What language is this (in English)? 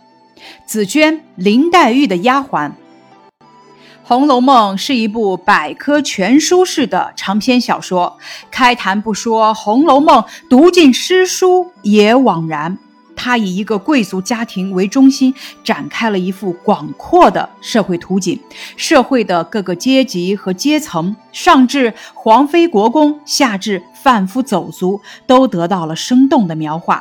Chinese